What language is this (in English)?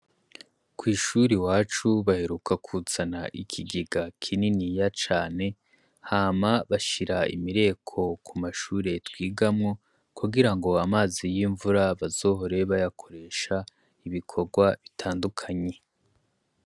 Rundi